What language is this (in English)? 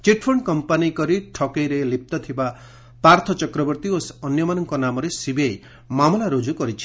Odia